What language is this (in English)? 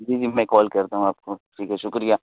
Urdu